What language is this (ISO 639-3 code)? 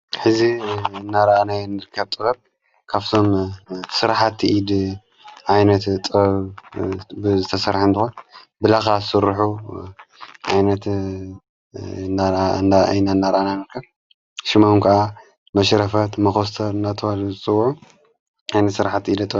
tir